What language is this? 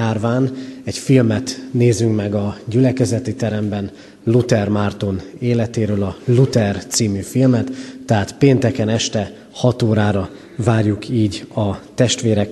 Hungarian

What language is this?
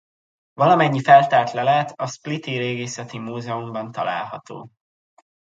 Hungarian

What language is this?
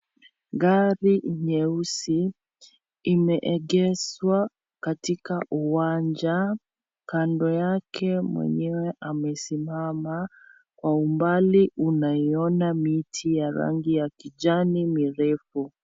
Swahili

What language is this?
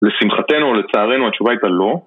Hebrew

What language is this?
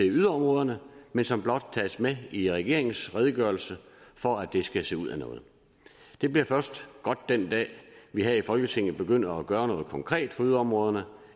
Danish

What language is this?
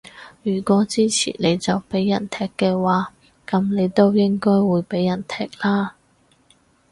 Cantonese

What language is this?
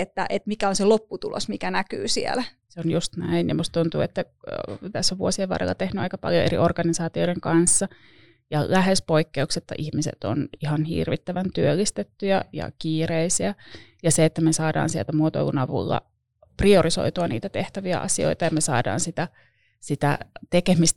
Finnish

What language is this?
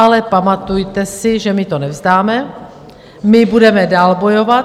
Czech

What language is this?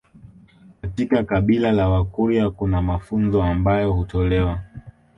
Swahili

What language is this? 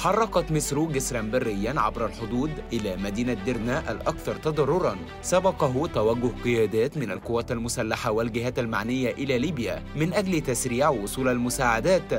Arabic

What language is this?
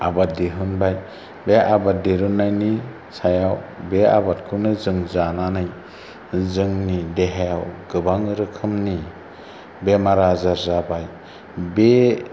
Bodo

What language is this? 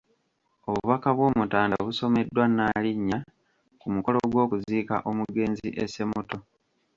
Ganda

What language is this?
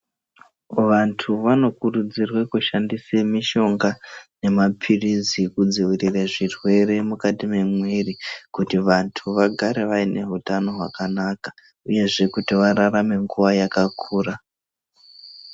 Ndau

